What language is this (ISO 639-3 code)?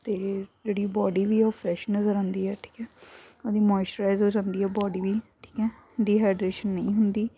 pan